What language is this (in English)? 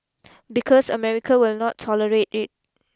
English